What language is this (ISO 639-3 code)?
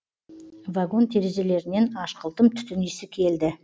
kaz